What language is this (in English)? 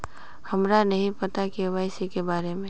Magahi